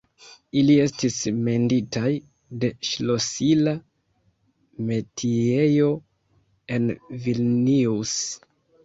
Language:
Esperanto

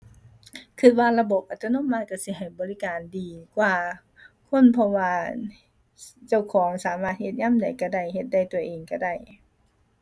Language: Thai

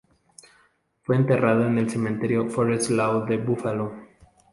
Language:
Spanish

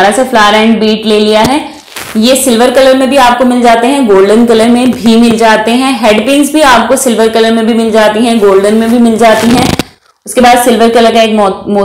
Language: Hindi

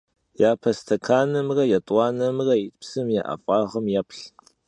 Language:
Kabardian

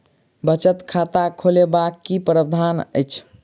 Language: Maithili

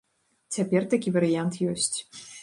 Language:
Belarusian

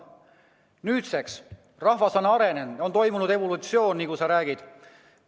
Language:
Estonian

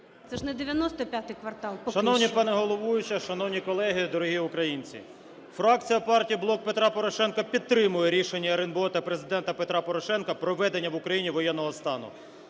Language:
Ukrainian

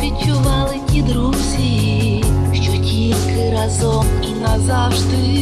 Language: Ukrainian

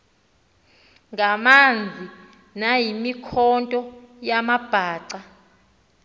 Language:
Xhosa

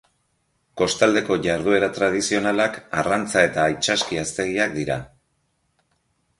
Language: Basque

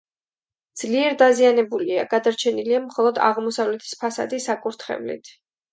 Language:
Georgian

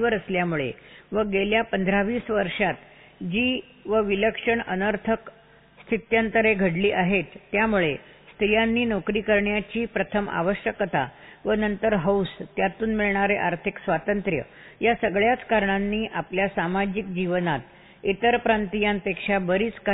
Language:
Marathi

